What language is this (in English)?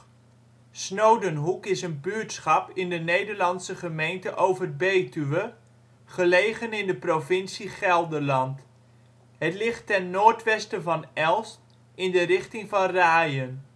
Dutch